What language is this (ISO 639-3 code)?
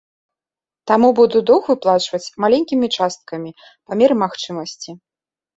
bel